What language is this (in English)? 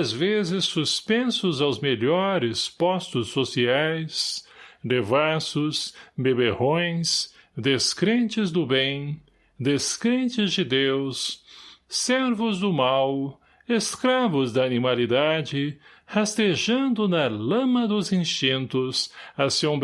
Portuguese